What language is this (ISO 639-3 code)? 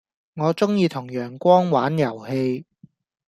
yue